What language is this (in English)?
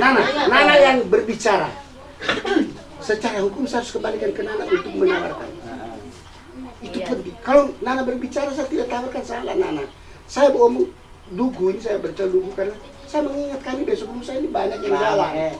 Indonesian